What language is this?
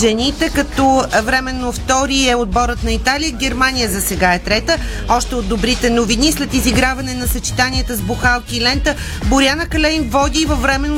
Bulgarian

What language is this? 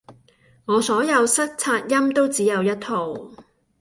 Cantonese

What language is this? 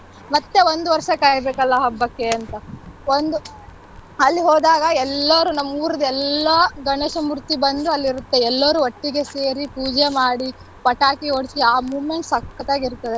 Kannada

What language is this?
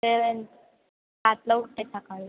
Marathi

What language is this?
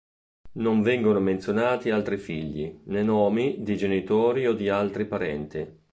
Italian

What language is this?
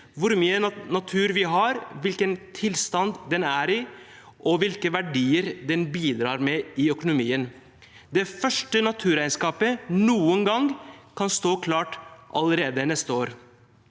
Norwegian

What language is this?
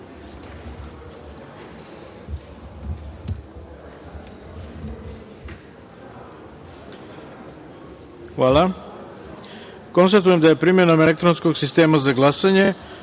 Serbian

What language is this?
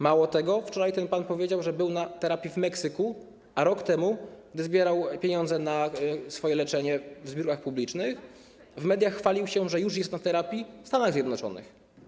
Polish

